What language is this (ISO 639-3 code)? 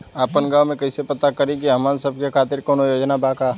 bho